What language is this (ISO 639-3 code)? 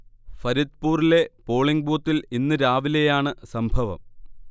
mal